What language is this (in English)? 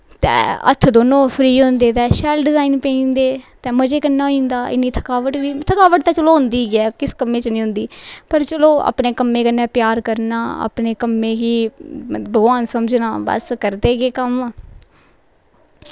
Dogri